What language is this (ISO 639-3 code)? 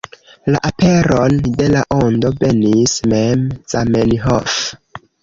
epo